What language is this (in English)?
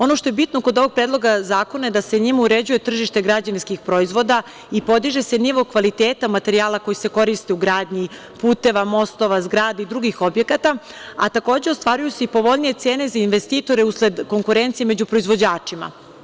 Serbian